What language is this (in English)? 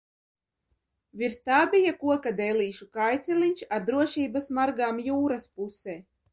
Latvian